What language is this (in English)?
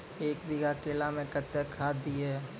Maithili